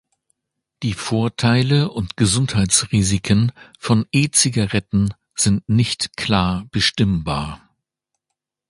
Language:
German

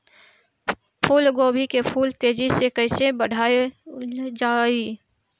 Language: Bhojpuri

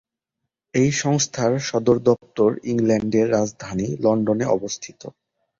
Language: Bangla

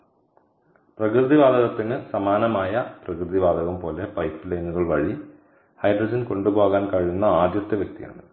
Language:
Malayalam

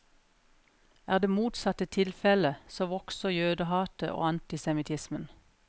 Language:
Norwegian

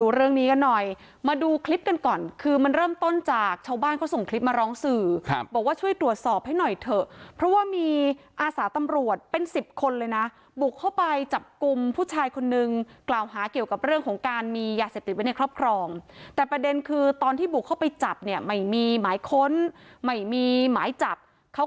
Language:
Thai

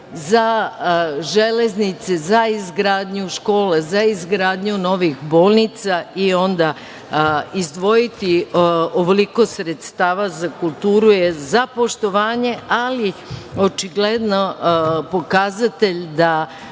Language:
Serbian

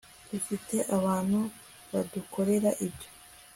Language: Kinyarwanda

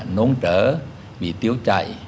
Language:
Vietnamese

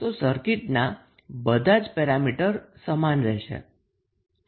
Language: Gujarati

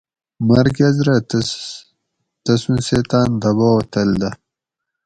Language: Gawri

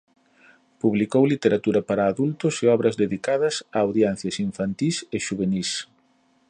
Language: Galician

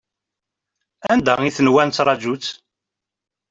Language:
Kabyle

